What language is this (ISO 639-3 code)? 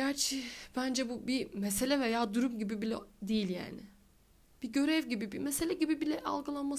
tur